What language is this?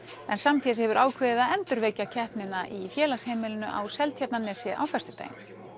Icelandic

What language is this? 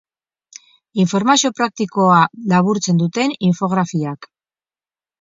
Basque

